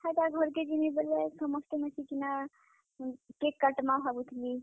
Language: Odia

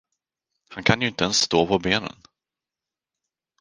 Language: Swedish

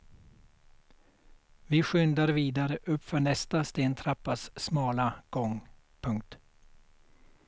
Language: Swedish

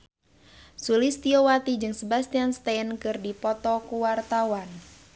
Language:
Sundanese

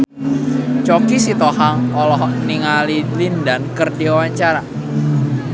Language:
Sundanese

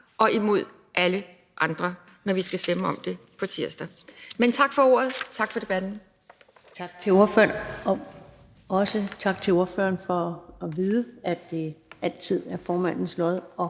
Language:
Danish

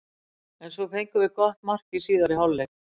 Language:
Icelandic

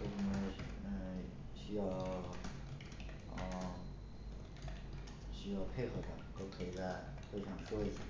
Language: Chinese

